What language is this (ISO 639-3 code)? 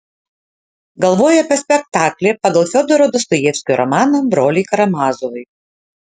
lit